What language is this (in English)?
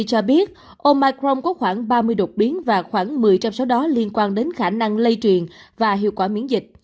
Vietnamese